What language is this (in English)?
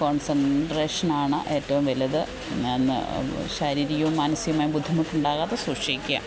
Malayalam